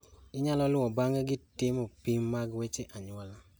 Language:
Luo (Kenya and Tanzania)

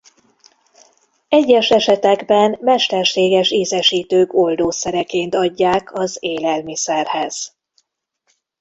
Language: Hungarian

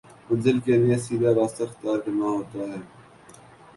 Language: Urdu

